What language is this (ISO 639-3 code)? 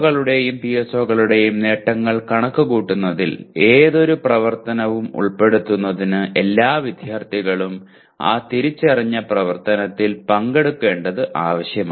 mal